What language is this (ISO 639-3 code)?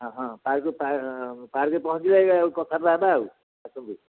ori